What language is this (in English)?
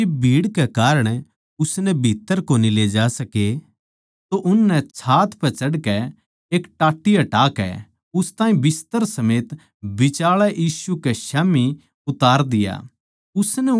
Haryanvi